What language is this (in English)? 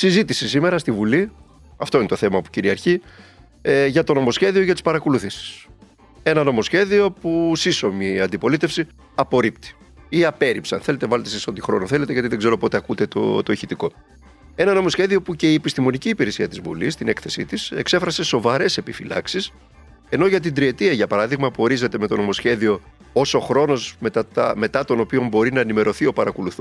Greek